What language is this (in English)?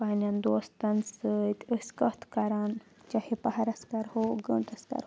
Kashmiri